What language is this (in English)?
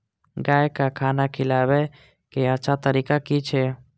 Maithili